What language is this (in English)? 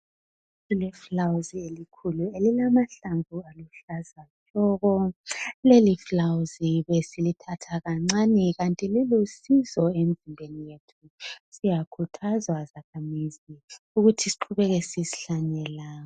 North Ndebele